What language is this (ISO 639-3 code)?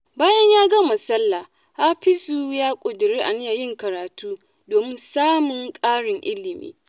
hau